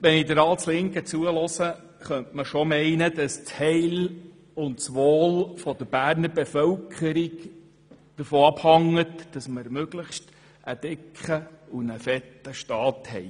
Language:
Swiss German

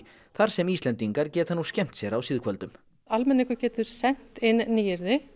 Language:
Icelandic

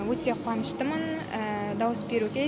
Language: Kazakh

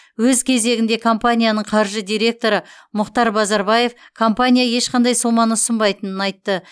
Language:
Kazakh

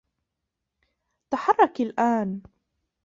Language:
Arabic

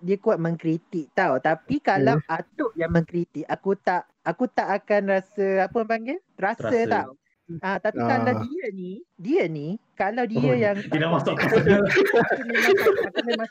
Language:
Malay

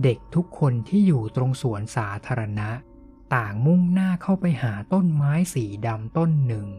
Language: Thai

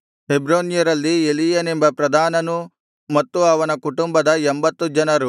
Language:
Kannada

